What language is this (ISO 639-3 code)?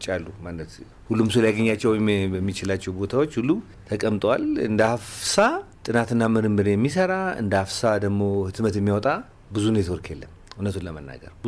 amh